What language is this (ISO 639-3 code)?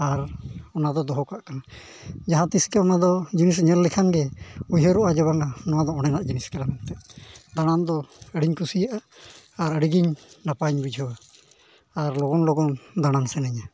sat